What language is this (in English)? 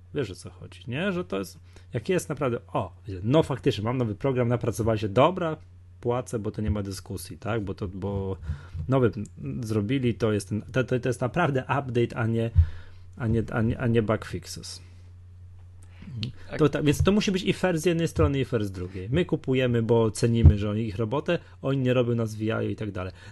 Polish